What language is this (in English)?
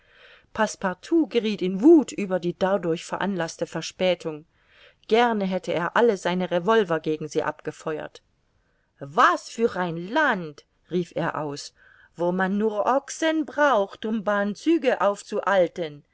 German